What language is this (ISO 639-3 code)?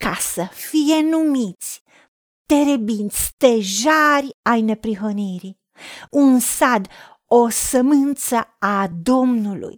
ron